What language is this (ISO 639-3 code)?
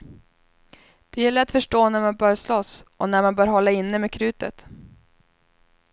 swe